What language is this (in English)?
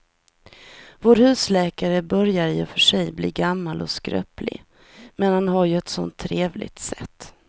Swedish